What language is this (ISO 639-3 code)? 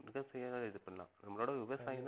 tam